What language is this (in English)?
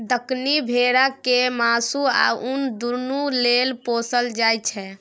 Maithili